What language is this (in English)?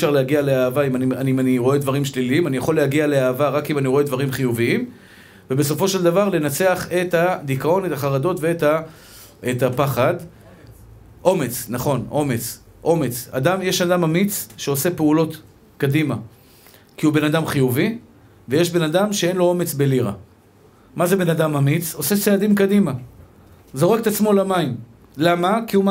Hebrew